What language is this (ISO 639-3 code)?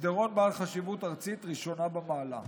heb